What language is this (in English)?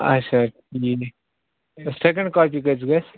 Kashmiri